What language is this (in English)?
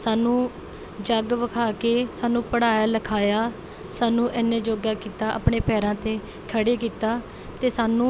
Punjabi